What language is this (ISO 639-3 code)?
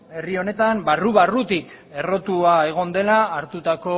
eus